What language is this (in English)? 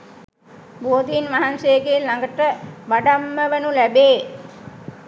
Sinhala